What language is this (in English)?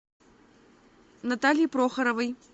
Russian